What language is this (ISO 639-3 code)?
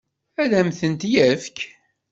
kab